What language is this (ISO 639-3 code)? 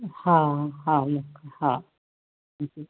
snd